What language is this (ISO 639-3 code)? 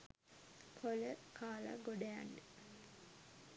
sin